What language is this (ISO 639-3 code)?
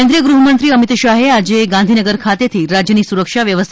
guj